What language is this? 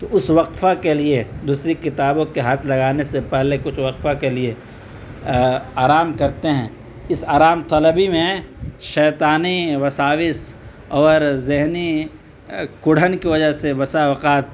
Urdu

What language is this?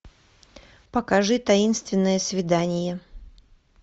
Russian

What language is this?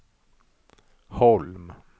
Swedish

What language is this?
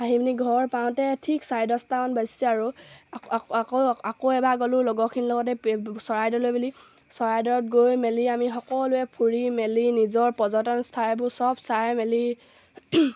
Assamese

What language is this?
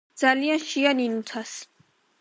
Georgian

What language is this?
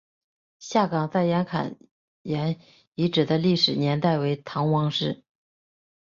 Chinese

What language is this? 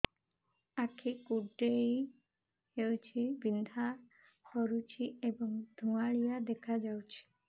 Odia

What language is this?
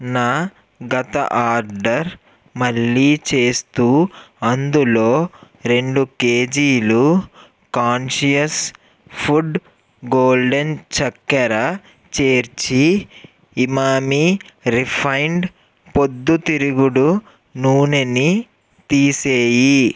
Telugu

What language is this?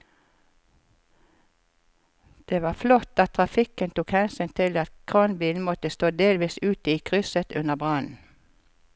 Norwegian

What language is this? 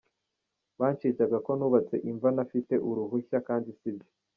Kinyarwanda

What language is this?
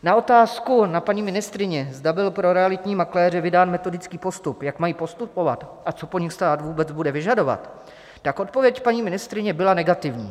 Czech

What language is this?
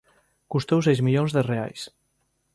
Galician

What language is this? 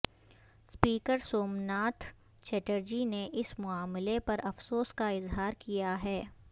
Urdu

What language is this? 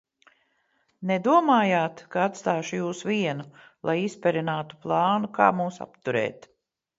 Latvian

